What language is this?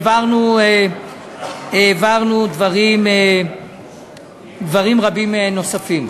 Hebrew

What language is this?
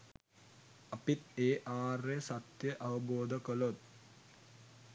Sinhala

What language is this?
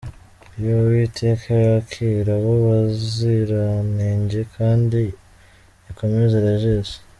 Kinyarwanda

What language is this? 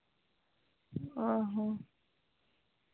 Santali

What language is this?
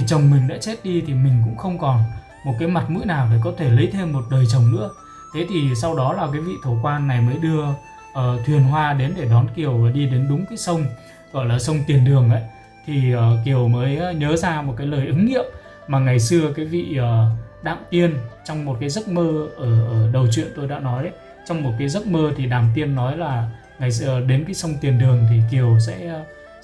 Vietnamese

